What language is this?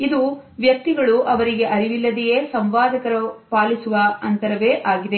Kannada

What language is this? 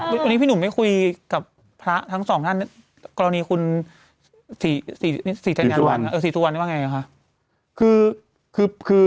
Thai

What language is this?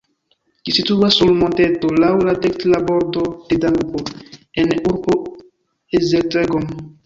Esperanto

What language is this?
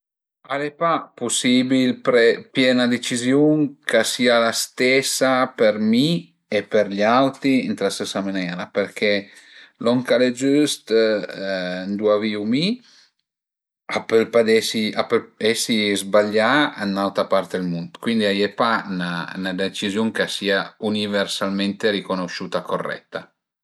Piedmontese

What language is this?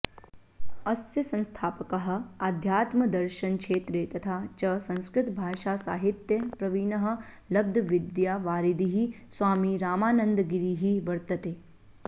Sanskrit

